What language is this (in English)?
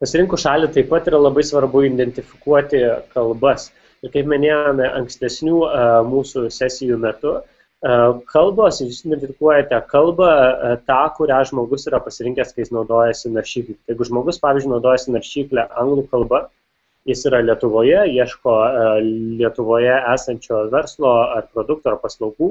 Lithuanian